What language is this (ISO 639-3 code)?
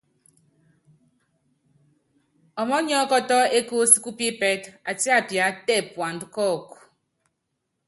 yav